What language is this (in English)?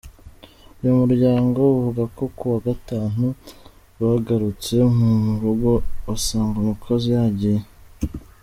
Kinyarwanda